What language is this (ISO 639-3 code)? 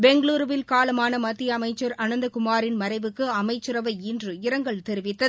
tam